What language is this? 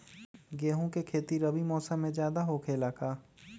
Magahi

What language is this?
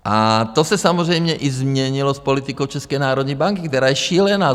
Czech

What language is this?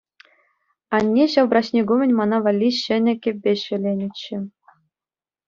Chuvash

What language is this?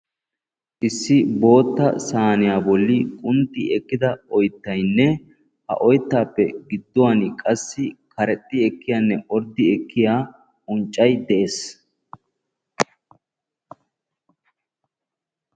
Wolaytta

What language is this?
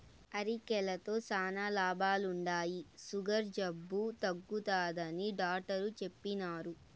Telugu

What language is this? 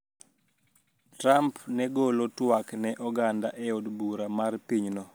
Luo (Kenya and Tanzania)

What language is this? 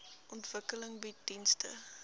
Afrikaans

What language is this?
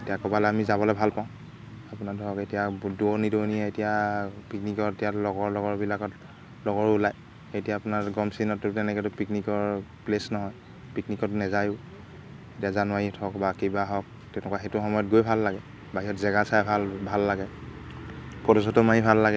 Assamese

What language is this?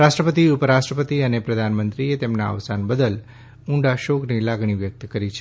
Gujarati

